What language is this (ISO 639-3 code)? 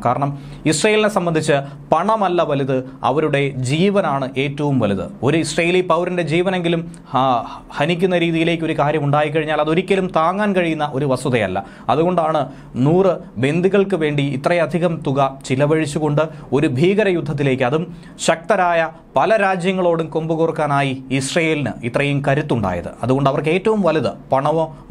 mal